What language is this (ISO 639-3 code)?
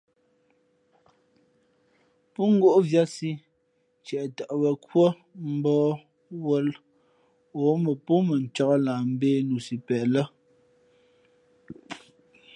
fmp